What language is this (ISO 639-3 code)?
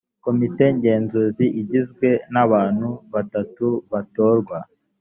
kin